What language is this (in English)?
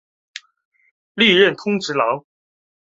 Chinese